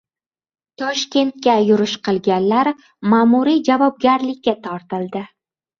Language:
Uzbek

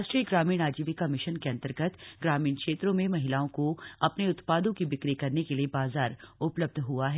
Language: Hindi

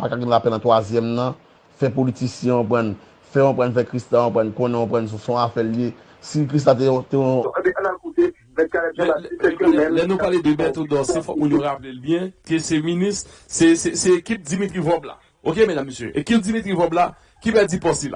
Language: French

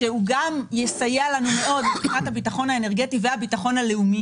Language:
Hebrew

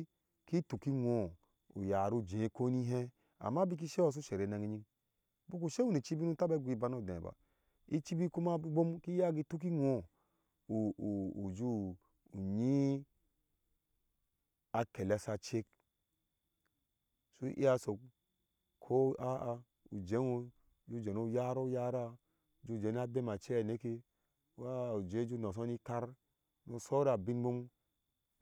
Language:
Ashe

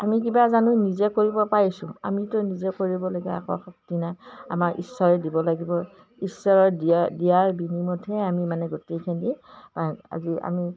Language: Assamese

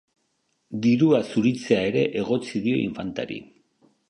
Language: Basque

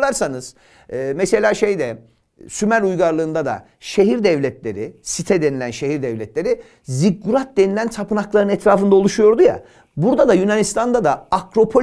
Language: Turkish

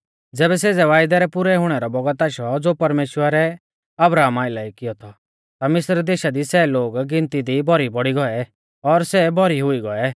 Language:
Mahasu Pahari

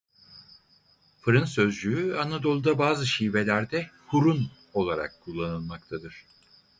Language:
Turkish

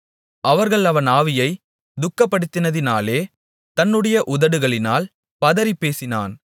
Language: Tamil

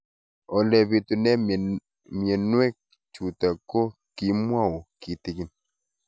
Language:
Kalenjin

